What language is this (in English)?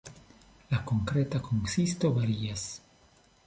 Esperanto